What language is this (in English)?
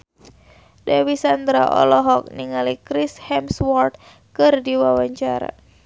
Sundanese